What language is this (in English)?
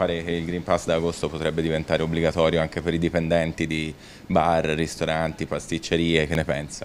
Italian